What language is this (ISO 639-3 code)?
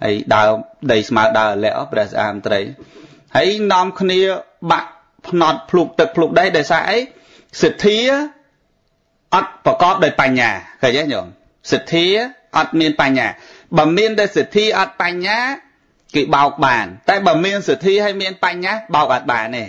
vie